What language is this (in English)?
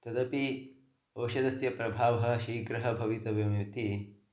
Sanskrit